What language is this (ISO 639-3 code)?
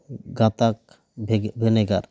sat